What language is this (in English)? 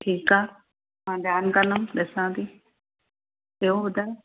Sindhi